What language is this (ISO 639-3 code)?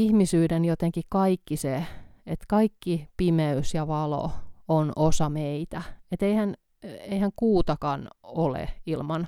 fin